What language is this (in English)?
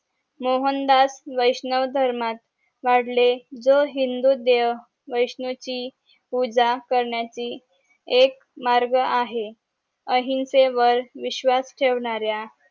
Marathi